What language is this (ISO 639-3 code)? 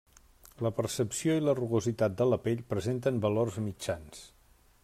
cat